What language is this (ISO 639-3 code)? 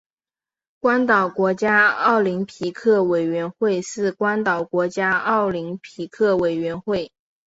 zho